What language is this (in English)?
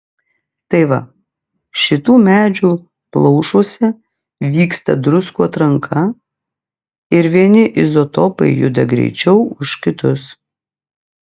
Lithuanian